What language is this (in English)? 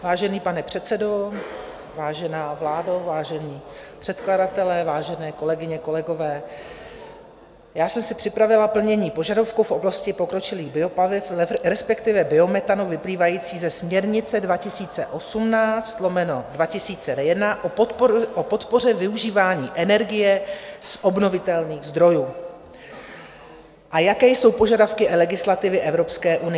Czech